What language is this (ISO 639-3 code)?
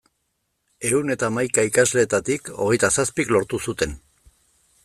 eus